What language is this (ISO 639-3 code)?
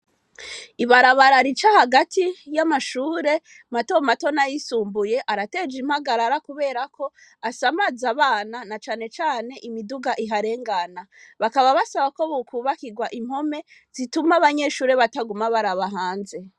run